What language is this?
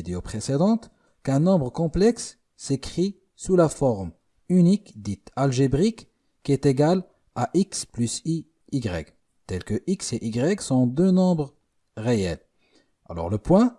French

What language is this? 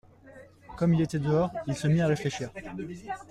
French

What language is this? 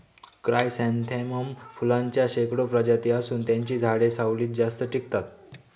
Marathi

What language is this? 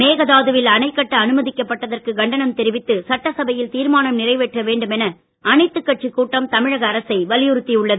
Tamil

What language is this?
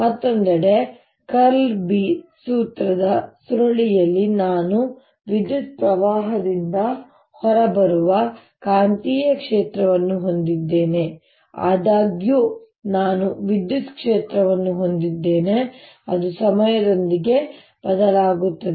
Kannada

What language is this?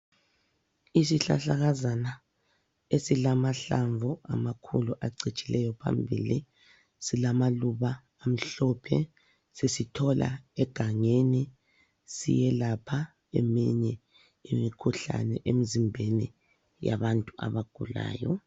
North Ndebele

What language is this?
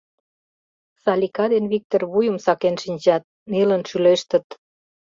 Mari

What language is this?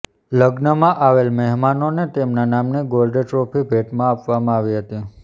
Gujarati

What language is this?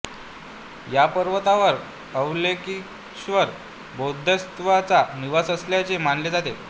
Marathi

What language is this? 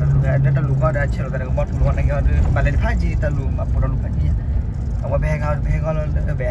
Thai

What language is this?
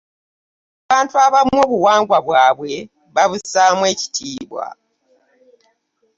Ganda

